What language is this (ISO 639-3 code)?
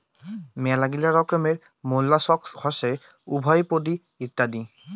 ben